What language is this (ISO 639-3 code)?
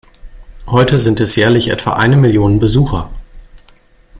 deu